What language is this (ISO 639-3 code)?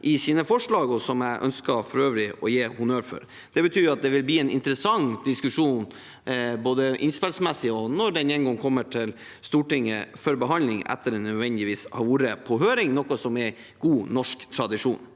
nor